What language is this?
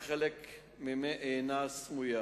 Hebrew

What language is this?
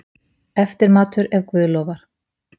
Icelandic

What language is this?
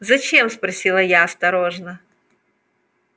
Russian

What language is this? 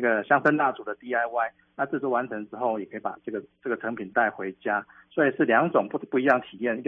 Chinese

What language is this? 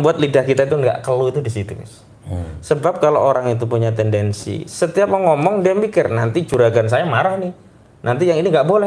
Indonesian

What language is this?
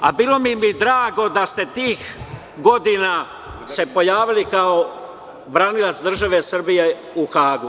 Serbian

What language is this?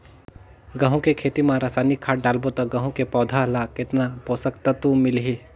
Chhattisgarhi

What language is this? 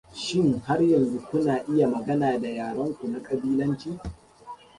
Hausa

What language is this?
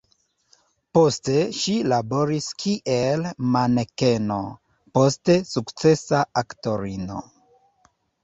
Esperanto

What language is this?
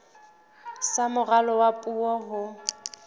Southern Sotho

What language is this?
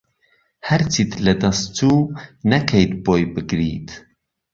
Central Kurdish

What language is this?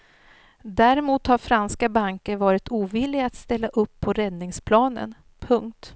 Swedish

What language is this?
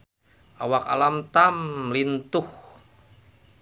Sundanese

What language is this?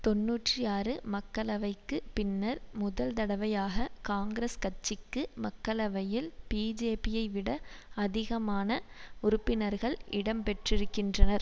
Tamil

